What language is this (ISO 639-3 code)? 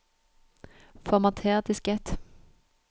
nor